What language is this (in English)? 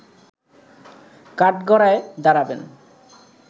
Bangla